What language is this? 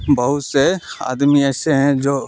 Urdu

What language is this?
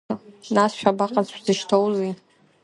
Abkhazian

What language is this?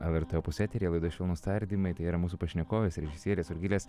Lithuanian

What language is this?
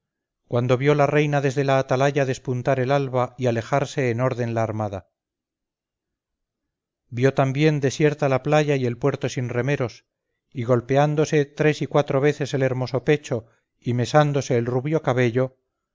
Spanish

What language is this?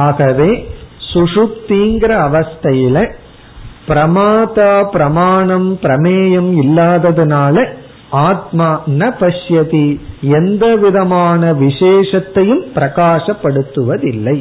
Tamil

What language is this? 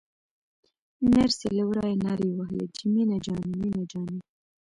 Pashto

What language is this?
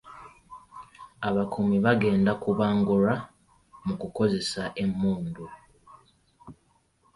Ganda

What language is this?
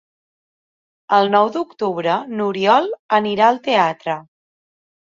Catalan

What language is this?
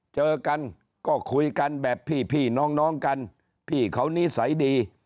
Thai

